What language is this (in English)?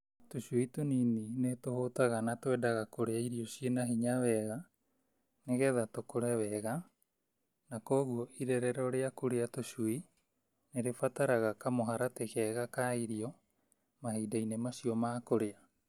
Kikuyu